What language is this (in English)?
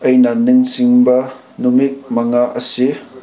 Manipuri